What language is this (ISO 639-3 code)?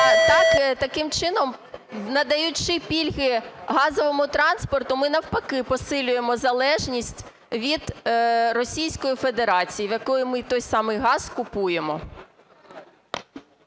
ukr